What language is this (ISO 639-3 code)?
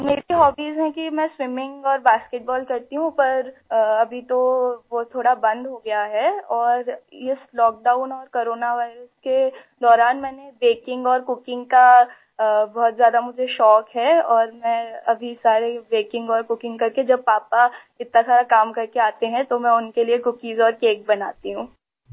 urd